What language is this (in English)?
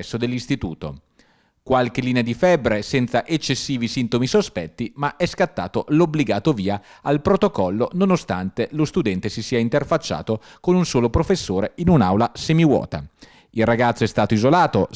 Italian